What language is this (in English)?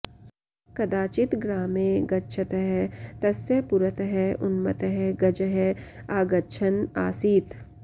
Sanskrit